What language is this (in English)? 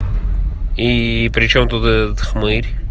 Russian